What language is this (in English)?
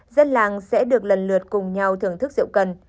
Vietnamese